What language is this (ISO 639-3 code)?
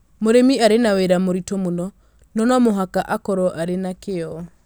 kik